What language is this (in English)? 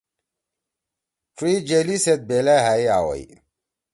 Torwali